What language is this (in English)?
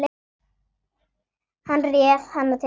Icelandic